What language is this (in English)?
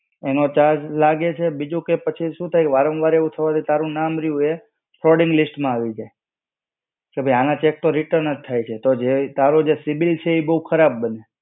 Gujarati